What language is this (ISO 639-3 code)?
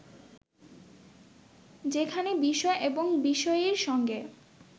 ben